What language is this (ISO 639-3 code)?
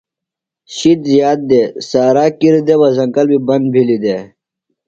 phl